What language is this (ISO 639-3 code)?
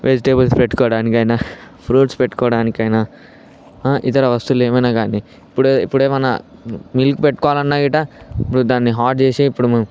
tel